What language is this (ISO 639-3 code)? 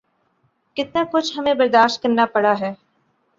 urd